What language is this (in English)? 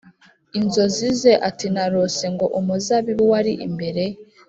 Kinyarwanda